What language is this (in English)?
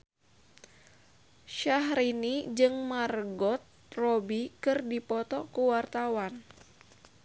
Sundanese